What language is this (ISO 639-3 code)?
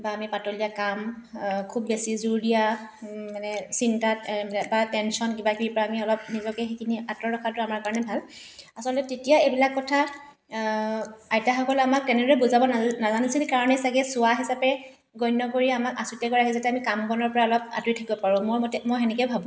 asm